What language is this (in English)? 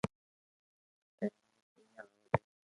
Loarki